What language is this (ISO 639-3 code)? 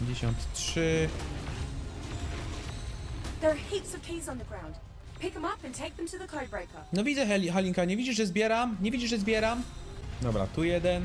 pol